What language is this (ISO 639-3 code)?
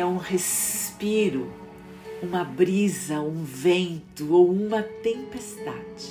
por